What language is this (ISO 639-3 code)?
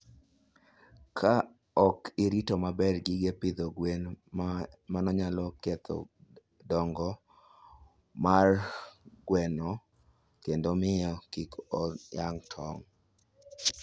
luo